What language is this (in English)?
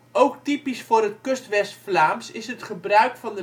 Dutch